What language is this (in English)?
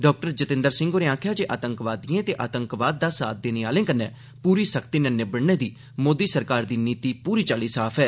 Dogri